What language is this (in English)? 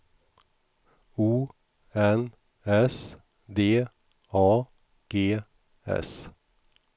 Swedish